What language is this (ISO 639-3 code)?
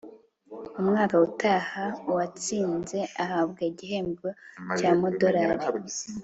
kin